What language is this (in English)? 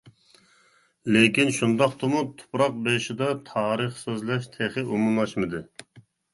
Uyghur